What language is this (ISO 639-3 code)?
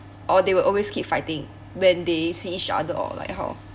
eng